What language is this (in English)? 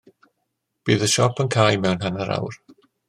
Welsh